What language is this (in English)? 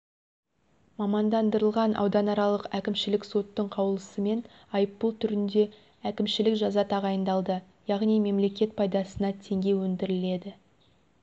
Kazakh